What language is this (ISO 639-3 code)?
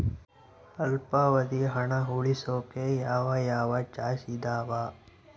kan